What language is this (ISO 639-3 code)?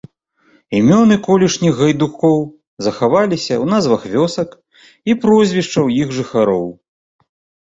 bel